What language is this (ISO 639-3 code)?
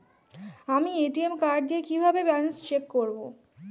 ben